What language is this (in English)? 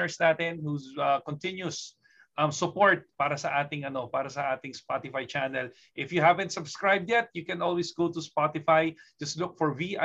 Filipino